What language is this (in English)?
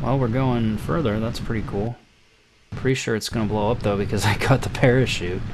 English